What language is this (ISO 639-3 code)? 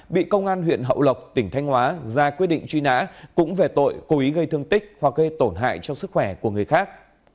vie